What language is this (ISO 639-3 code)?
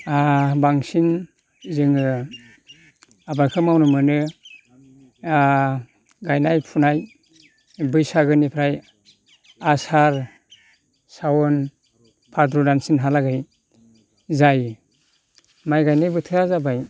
brx